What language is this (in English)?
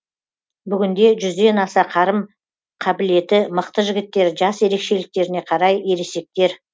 Kazakh